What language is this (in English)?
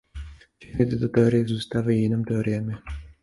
Czech